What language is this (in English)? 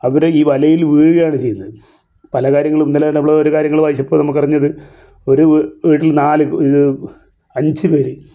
Malayalam